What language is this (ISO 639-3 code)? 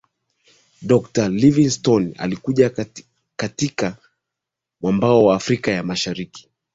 swa